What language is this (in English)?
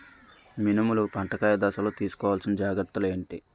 Telugu